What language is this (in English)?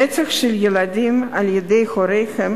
Hebrew